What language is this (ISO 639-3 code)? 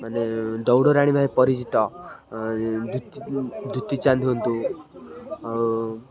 ori